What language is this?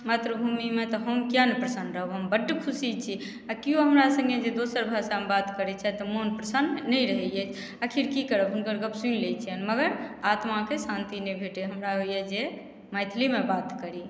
Maithili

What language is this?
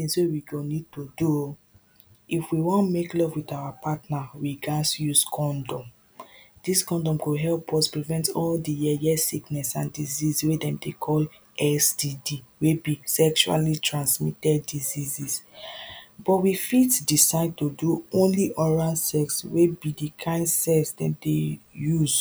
Nigerian Pidgin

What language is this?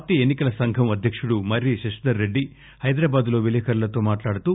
Telugu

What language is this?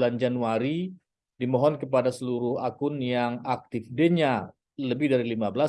Indonesian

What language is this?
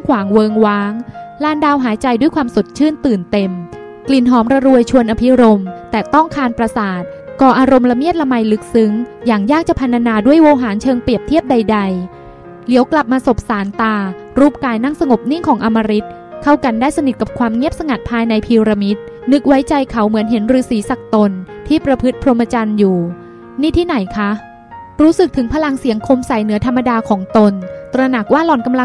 Thai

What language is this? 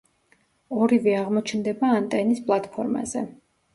Georgian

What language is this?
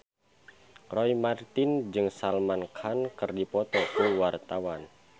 Sundanese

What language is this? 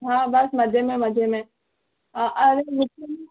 Sindhi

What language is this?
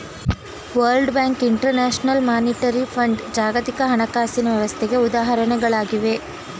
Kannada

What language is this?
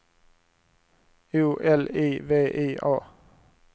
Swedish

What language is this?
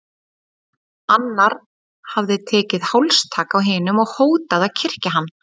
Icelandic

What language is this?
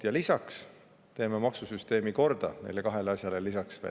Estonian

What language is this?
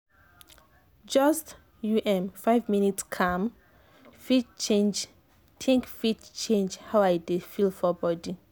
Nigerian Pidgin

